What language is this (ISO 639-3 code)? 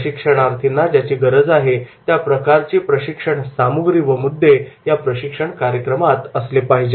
mar